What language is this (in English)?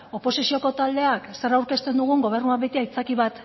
Basque